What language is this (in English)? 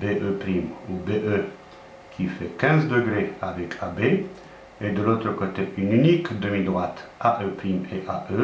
French